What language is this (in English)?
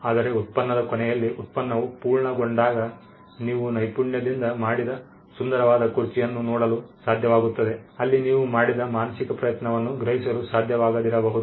Kannada